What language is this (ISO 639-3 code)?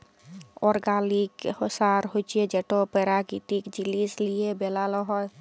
ben